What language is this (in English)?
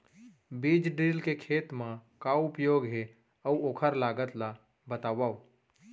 Chhattisgarhi